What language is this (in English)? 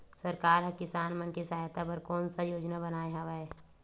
Chhattisgarhi